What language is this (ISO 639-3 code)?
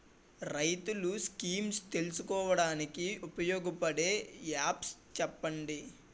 tel